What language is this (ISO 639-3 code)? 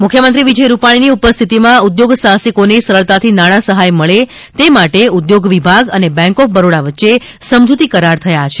guj